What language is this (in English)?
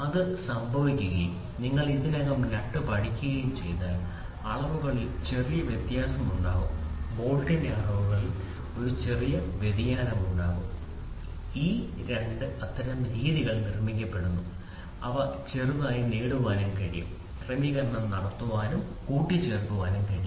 Malayalam